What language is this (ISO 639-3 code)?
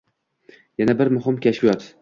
uzb